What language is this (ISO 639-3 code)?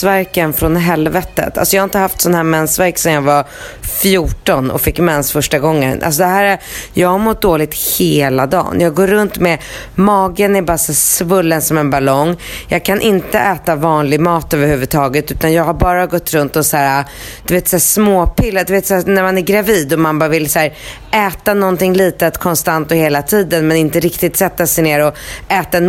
swe